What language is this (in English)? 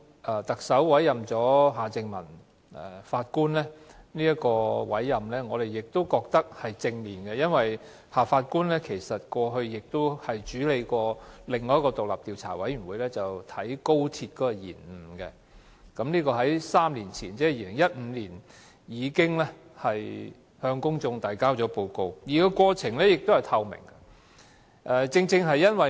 Cantonese